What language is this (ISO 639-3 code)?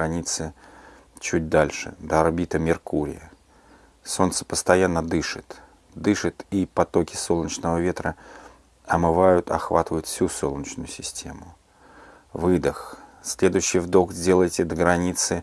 rus